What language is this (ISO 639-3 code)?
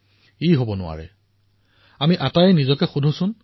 asm